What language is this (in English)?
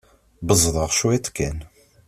Kabyle